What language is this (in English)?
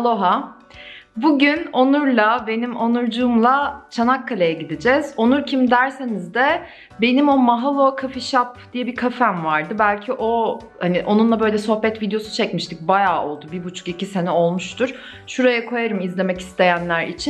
Turkish